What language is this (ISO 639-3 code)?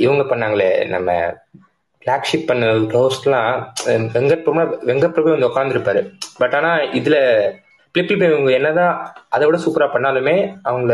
tam